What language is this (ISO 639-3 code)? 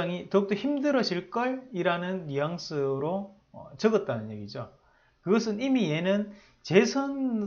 kor